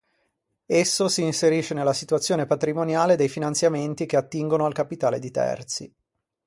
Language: Italian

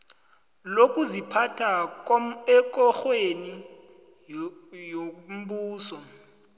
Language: South Ndebele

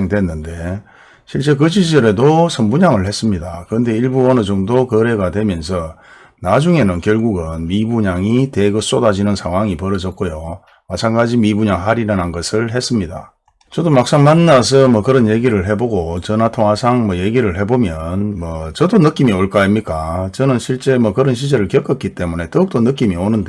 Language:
Korean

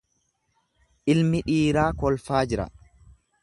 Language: Oromo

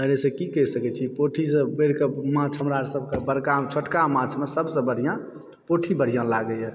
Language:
Maithili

